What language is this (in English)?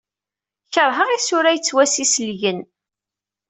Kabyle